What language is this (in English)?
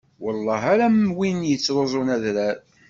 Kabyle